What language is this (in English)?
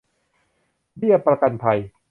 Thai